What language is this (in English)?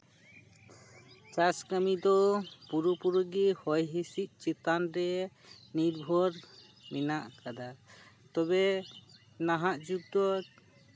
Santali